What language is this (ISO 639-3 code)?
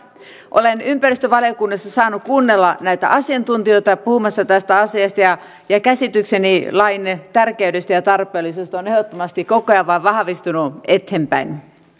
fin